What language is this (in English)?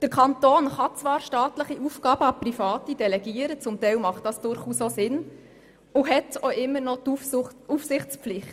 Swiss German